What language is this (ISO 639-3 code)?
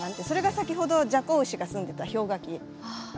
jpn